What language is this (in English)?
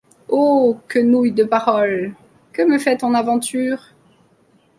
French